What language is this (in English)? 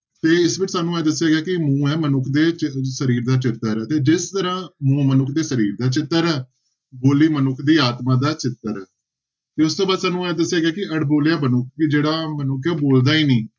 Punjabi